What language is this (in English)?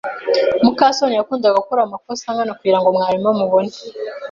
Kinyarwanda